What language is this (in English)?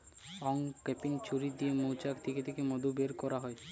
Bangla